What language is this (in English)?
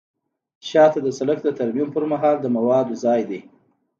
Pashto